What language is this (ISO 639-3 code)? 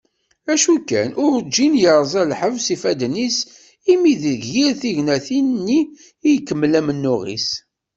kab